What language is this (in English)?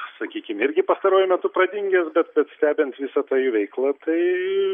Lithuanian